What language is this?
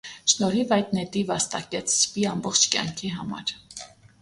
Armenian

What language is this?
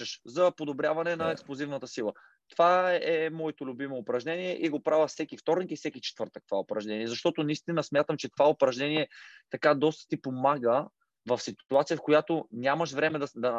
Bulgarian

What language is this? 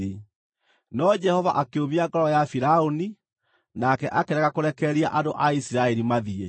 Kikuyu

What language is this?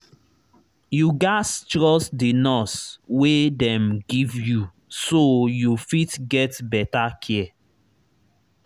Nigerian Pidgin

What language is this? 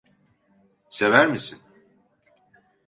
Turkish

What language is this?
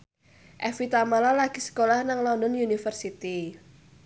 Javanese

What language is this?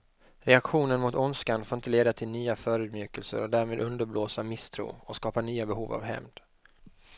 Swedish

